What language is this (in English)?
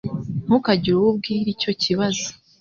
Kinyarwanda